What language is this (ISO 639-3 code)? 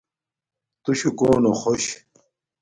dmk